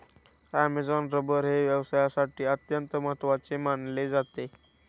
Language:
Marathi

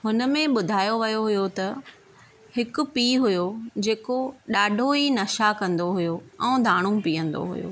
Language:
Sindhi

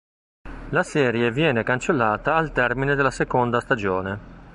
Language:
Italian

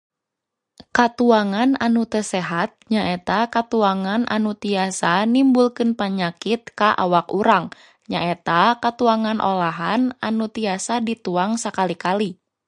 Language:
Sundanese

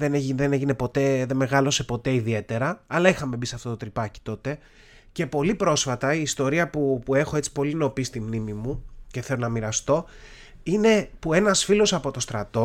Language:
Greek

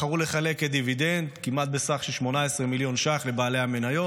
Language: Hebrew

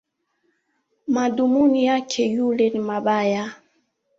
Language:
Swahili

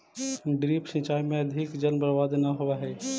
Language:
Magahi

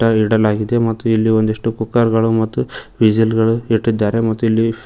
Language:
Kannada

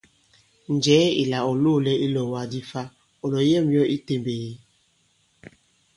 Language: Bankon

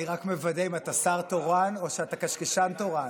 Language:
Hebrew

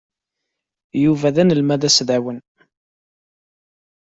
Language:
Kabyle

